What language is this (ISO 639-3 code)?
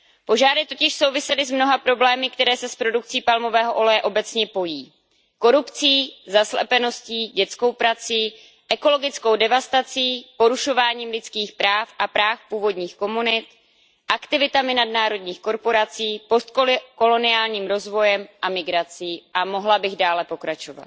ces